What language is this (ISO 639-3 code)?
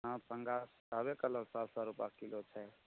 mai